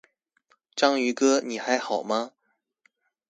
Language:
Chinese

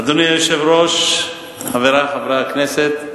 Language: Hebrew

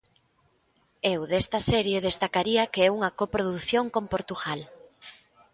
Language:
Galician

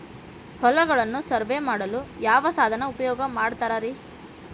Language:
Kannada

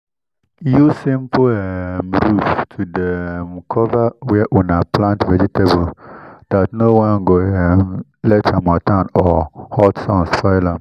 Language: Nigerian Pidgin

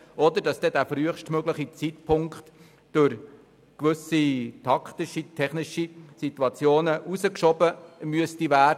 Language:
Swiss German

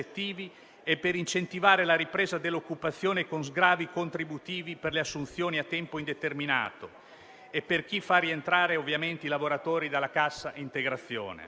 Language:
Italian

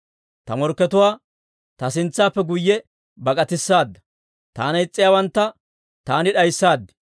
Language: Dawro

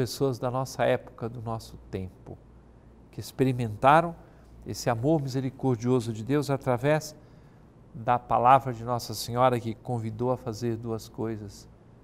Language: Portuguese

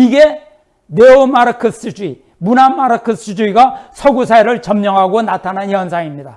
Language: Korean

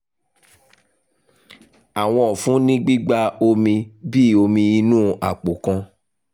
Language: Yoruba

